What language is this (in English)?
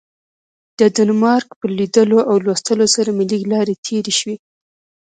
Pashto